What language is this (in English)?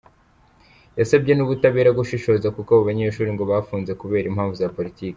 Kinyarwanda